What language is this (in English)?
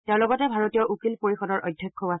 Assamese